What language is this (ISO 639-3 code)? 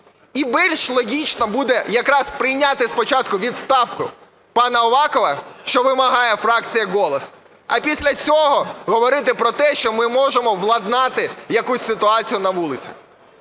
ukr